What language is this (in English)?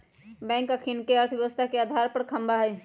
Magahi